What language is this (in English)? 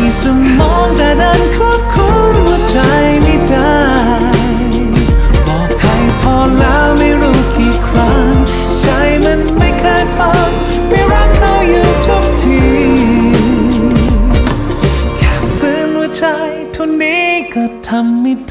Thai